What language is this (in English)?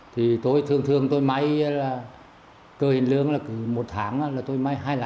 Vietnamese